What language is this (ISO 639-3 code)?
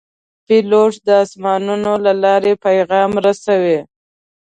pus